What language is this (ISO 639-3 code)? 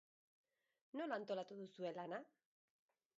eus